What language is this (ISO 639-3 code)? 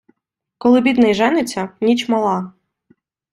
ukr